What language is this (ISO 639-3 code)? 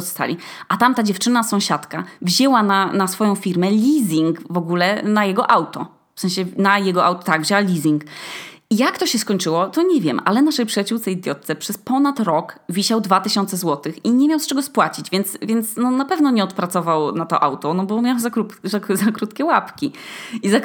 pol